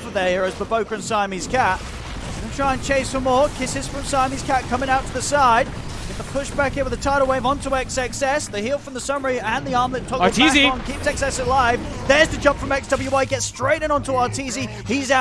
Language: English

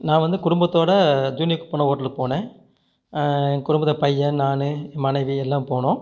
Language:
Tamil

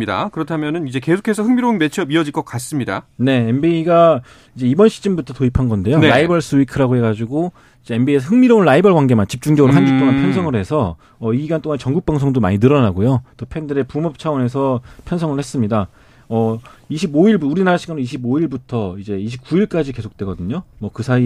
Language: Korean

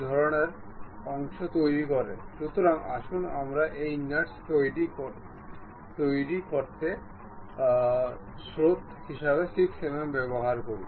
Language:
Bangla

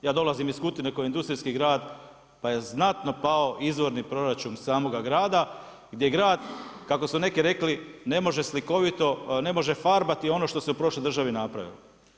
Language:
Croatian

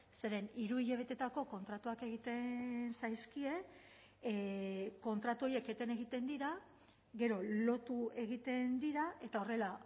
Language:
Basque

